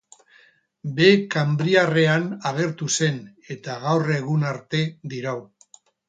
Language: Basque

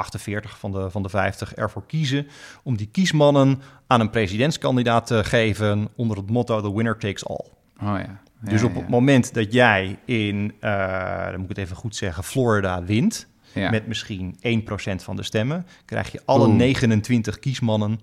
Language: Dutch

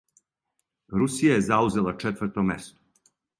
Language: Serbian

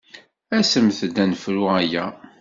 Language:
Kabyle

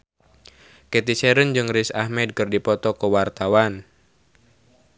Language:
Sundanese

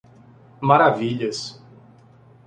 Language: Portuguese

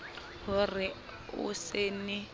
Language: Southern Sotho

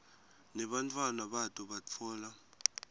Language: Swati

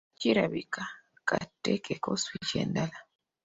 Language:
Ganda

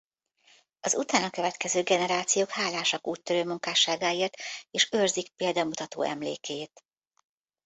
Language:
Hungarian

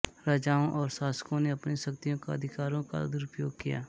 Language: Hindi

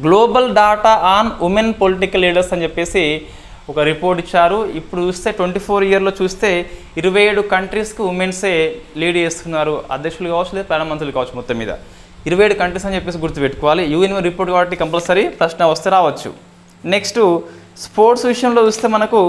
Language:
Telugu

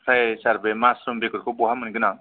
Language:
Bodo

